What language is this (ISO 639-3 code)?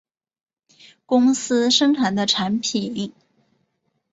zho